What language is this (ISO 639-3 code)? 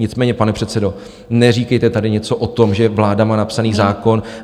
ces